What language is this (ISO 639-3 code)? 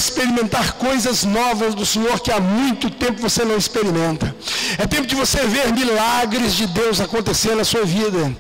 por